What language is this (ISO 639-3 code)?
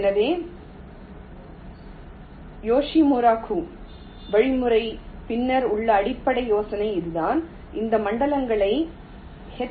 tam